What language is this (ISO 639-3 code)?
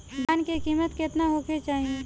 bho